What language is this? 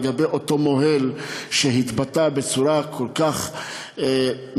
Hebrew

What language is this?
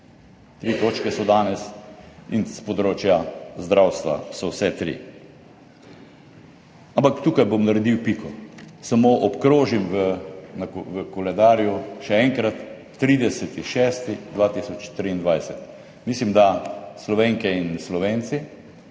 Slovenian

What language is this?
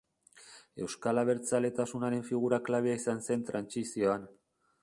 Basque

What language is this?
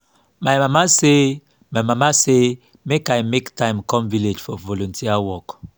Nigerian Pidgin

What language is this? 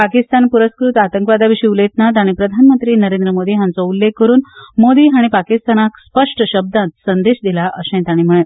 Konkani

